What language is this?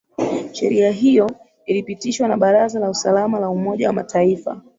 Swahili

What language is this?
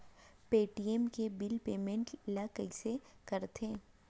Chhattisgarhi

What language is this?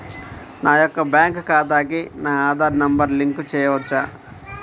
Telugu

